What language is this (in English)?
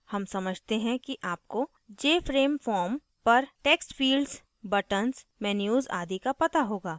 Hindi